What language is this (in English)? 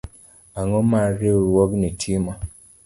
Luo (Kenya and Tanzania)